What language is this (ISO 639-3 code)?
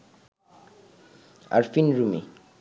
ben